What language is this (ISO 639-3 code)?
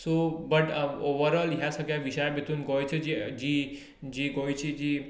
kok